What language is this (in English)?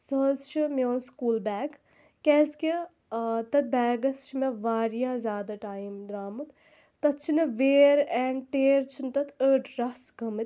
Kashmiri